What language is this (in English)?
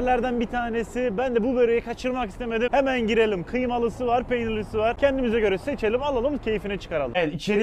Turkish